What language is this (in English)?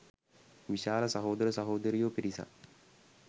Sinhala